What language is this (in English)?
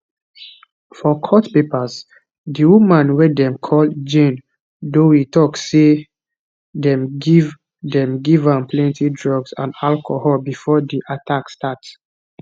Nigerian Pidgin